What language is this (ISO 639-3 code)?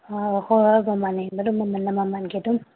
mni